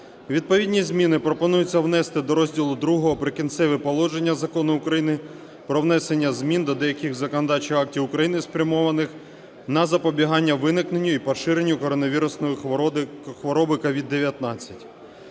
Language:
Ukrainian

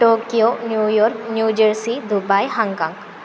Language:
Sanskrit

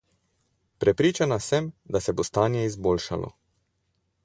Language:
Slovenian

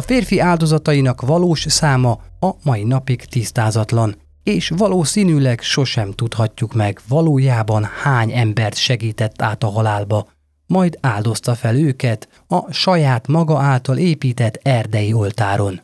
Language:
Hungarian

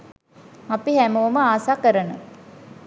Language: Sinhala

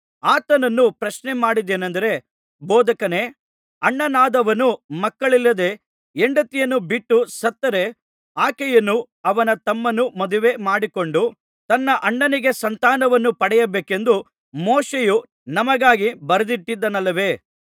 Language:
Kannada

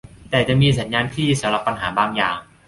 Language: Thai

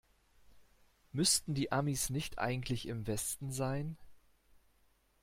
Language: German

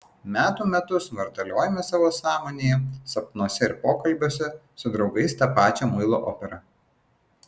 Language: Lithuanian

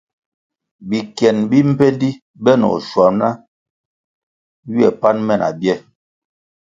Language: Kwasio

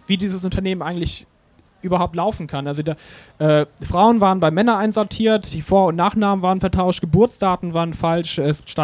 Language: German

